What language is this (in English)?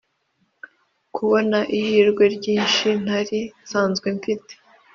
Kinyarwanda